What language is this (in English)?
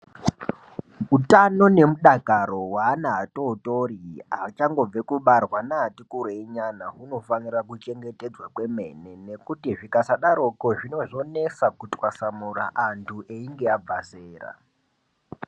Ndau